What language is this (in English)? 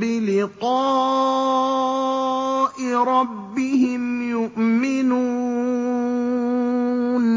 Arabic